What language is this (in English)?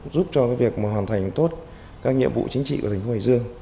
Vietnamese